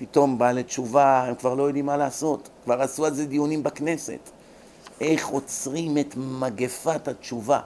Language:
Hebrew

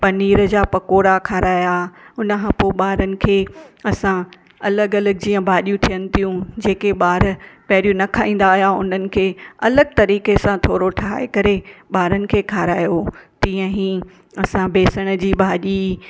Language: Sindhi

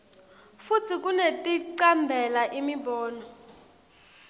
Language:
Swati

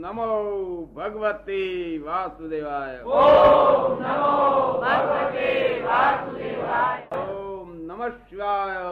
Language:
Gujarati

